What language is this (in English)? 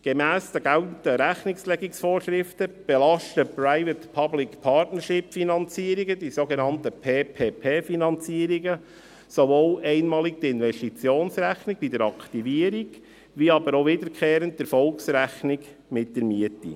Swiss German